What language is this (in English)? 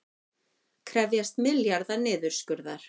Icelandic